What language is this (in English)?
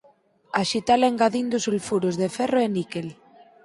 Galician